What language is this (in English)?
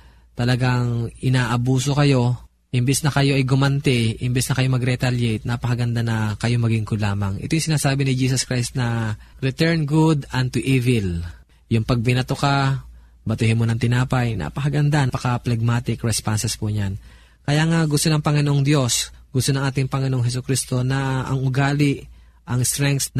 Filipino